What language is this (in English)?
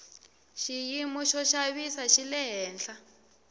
Tsonga